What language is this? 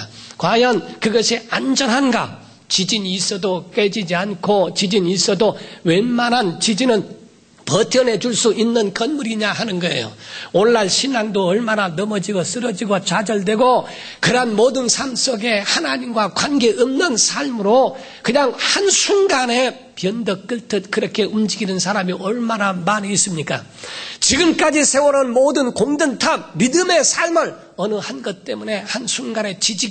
Korean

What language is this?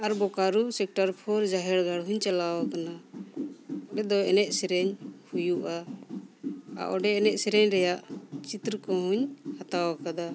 Santali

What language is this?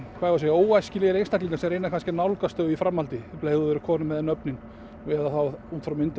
Icelandic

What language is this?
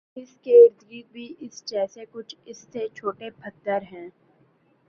Urdu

